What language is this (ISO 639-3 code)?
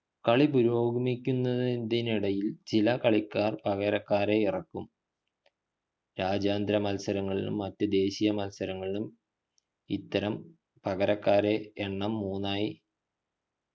mal